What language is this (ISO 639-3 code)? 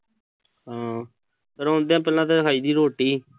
pan